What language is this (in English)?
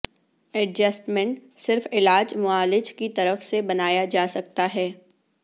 Urdu